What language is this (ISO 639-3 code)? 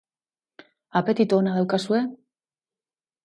eus